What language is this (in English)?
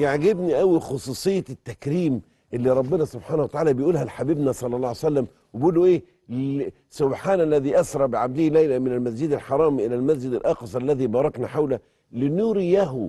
Arabic